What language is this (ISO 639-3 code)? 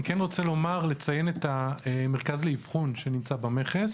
heb